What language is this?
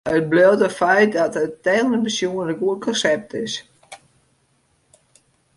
Western Frisian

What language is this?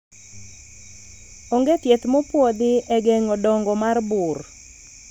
Luo (Kenya and Tanzania)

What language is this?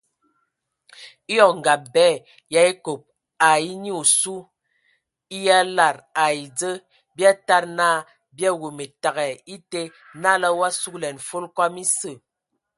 Ewondo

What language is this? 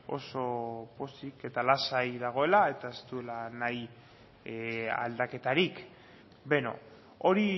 Basque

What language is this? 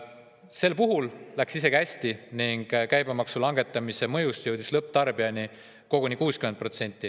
Estonian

